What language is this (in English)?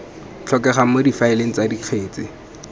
Tswana